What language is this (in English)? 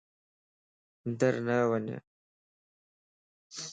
Lasi